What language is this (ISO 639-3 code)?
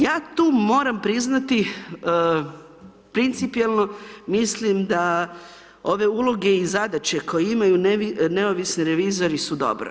hrv